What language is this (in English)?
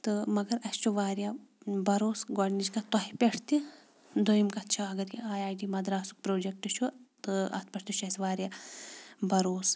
Kashmiri